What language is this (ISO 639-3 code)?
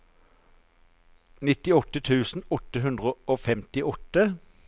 nor